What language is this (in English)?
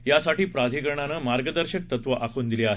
Marathi